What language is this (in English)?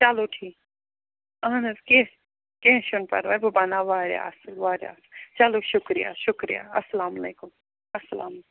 Kashmiri